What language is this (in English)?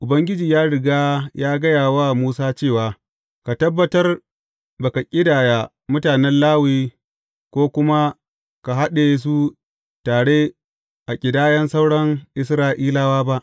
Hausa